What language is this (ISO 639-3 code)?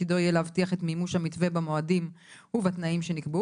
heb